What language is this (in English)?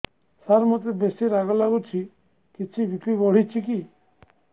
Odia